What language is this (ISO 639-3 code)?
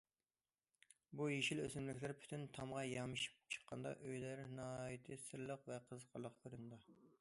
uig